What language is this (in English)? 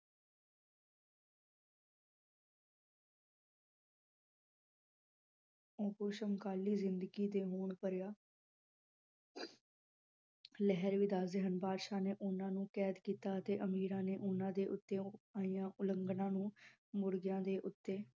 Punjabi